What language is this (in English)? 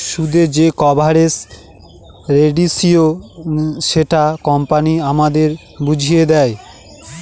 Bangla